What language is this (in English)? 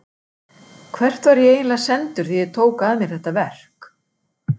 Icelandic